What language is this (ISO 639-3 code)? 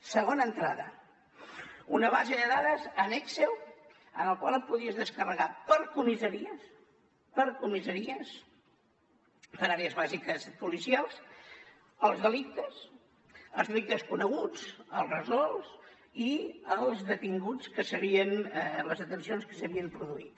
cat